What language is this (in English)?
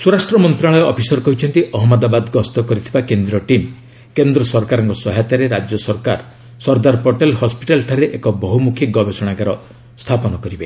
Odia